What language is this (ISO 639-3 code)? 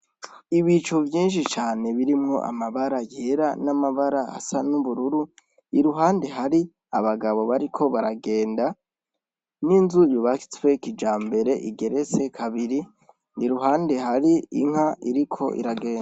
run